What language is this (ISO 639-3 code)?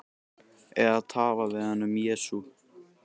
isl